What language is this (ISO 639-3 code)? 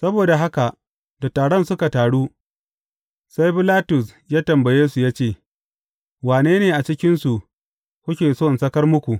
hau